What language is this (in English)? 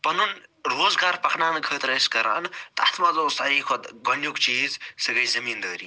Kashmiri